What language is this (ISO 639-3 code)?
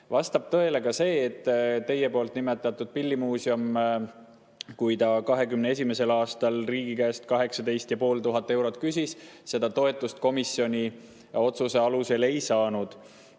est